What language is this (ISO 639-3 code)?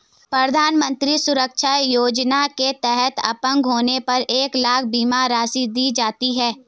hin